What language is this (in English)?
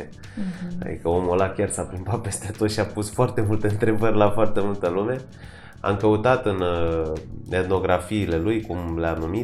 Romanian